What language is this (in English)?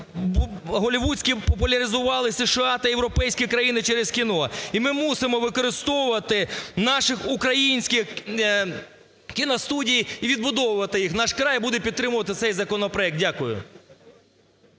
Ukrainian